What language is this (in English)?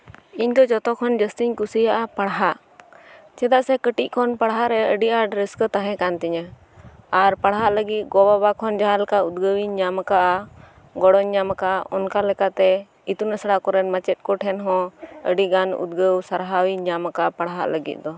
Santali